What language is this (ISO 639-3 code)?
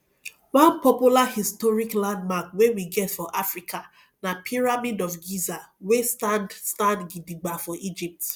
pcm